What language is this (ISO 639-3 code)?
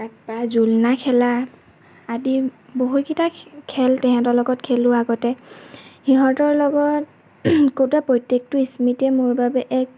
asm